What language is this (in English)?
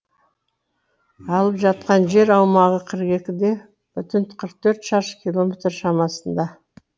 Kazakh